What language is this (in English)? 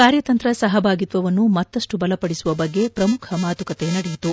Kannada